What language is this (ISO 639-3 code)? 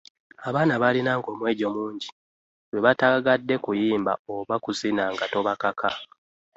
lug